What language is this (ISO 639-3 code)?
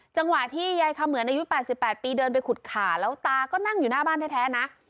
tha